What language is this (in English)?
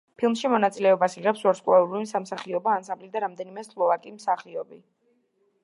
Georgian